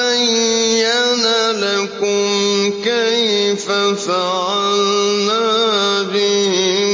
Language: Arabic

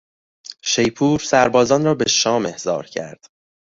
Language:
Persian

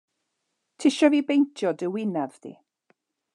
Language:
Welsh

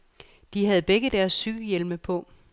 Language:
Danish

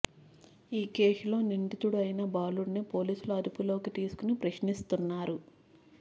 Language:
Telugu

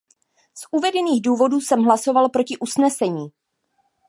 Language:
Czech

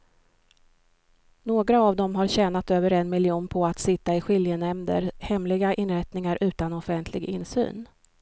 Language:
Swedish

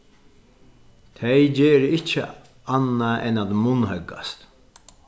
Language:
Faroese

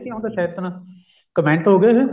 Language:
Punjabi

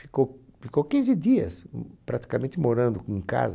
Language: Portuguese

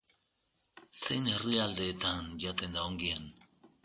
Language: Basque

